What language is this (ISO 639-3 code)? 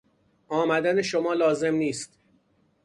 fas